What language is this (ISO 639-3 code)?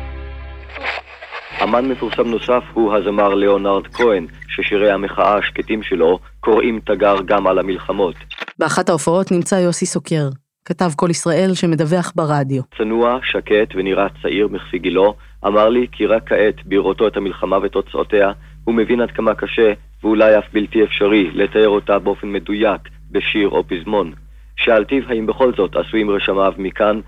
heb